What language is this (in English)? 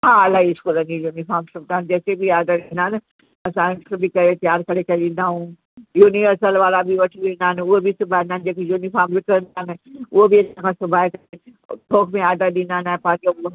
Sindhi